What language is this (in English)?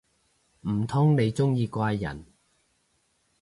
Cantonese